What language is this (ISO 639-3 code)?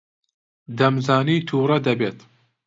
ckb